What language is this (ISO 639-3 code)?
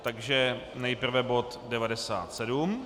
ces